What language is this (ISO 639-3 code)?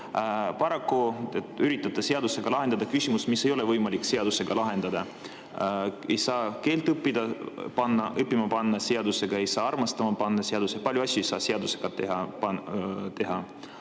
est